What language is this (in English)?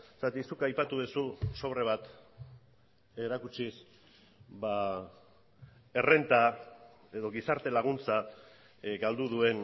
Basque